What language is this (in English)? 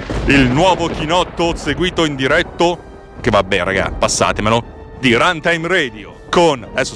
Italian